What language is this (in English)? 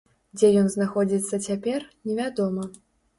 Belarusian